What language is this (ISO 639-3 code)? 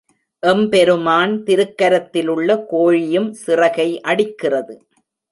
tam